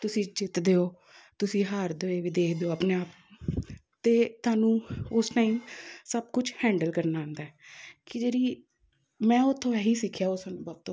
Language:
Punjabi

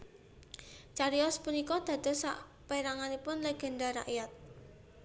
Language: Javanese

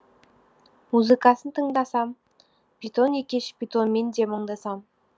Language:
Kazakh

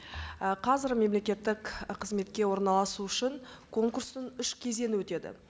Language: Kazakh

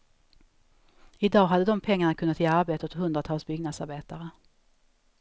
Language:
Swedish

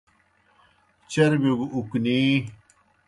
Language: Kohistani Shina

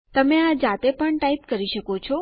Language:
Gujarati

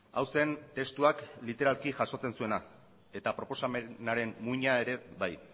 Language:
Basque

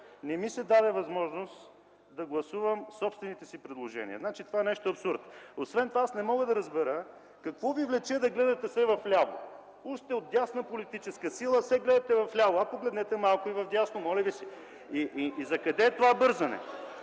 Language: Bulgarian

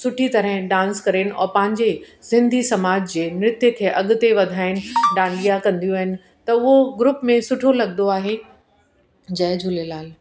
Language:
Sindhi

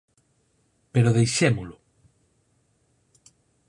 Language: Galician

